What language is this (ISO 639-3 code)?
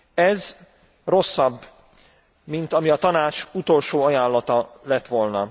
hun